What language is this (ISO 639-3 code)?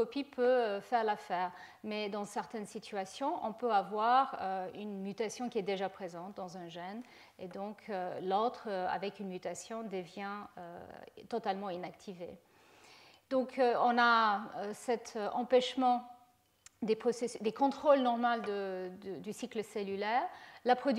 fra